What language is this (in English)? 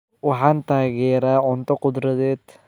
Somali